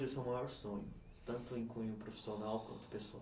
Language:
Portuguese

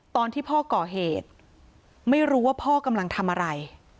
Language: Thai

